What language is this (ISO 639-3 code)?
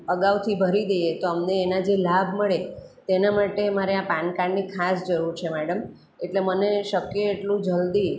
guj